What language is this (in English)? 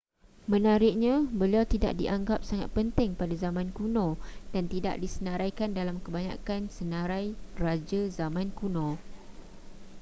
Malay